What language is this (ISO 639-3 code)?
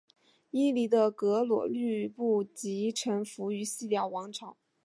zho